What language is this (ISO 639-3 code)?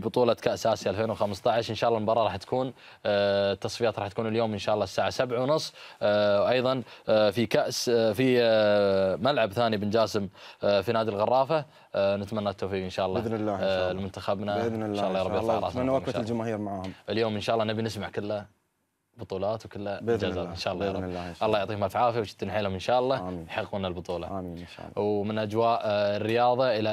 ara